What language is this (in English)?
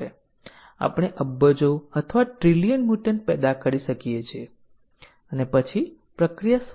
Gujarati